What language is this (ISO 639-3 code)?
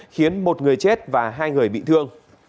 vie